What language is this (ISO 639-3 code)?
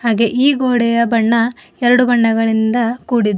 kan